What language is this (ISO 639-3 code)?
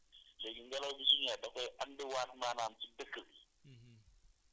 wol